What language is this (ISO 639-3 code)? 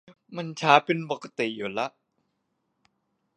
tha